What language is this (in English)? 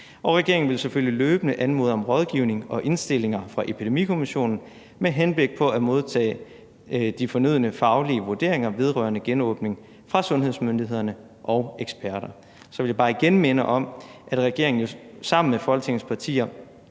Danish